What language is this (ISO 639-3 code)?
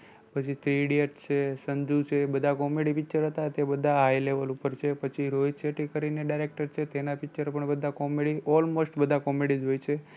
guj